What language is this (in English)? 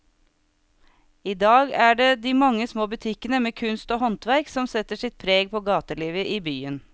Norwegian